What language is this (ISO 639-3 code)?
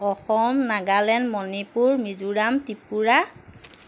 asm